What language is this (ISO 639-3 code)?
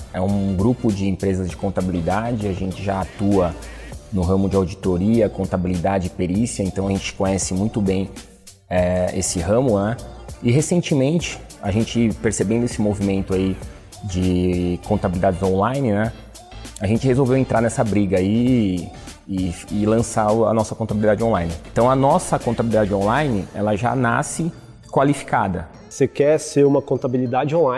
por